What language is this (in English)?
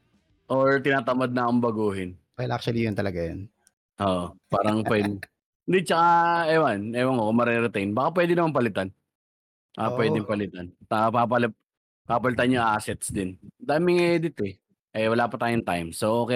Filipino